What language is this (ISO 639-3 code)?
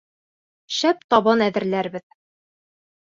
bak